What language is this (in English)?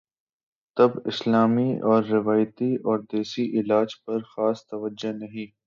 Urdu